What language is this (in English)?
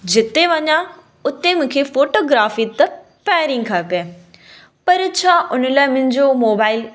Sindhi